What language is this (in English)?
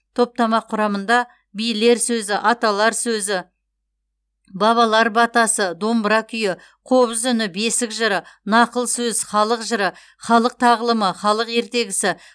Kazakh